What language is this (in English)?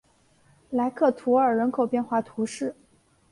Chinese